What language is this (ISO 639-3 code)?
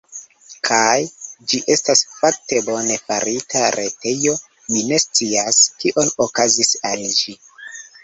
epo